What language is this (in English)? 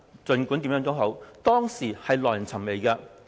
Cantonese